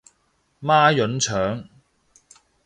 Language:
Cantonese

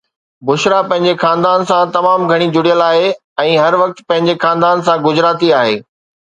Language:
Sindhi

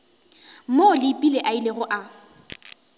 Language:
Northern Sotho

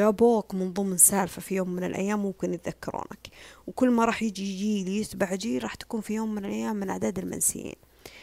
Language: Arabic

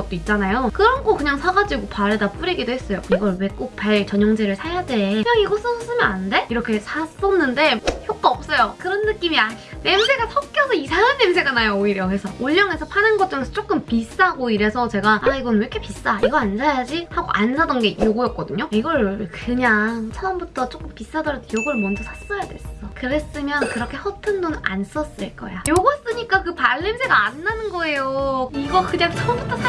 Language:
Korean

